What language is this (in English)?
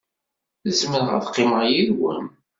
Kabyle